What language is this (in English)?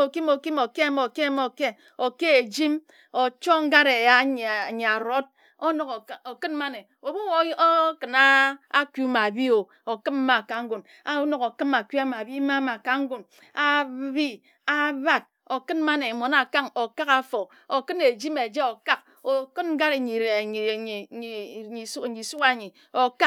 Ejagham